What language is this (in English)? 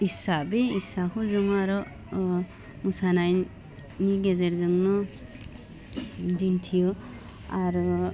Bodo